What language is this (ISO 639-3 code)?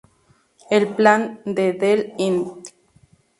spa